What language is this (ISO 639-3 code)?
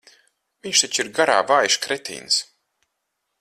lav